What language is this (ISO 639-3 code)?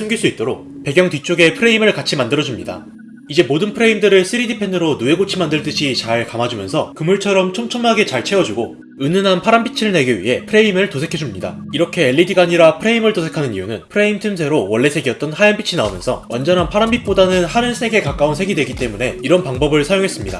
kor